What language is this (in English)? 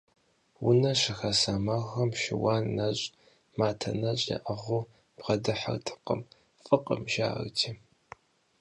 Kabardian